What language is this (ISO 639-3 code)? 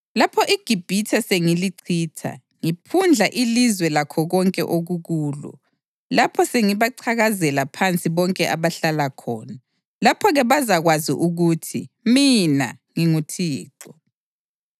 nde